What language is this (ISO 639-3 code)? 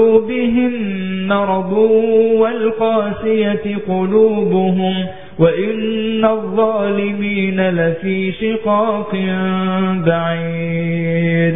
ara